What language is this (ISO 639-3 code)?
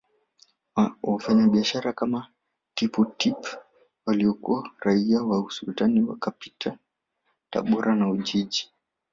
swa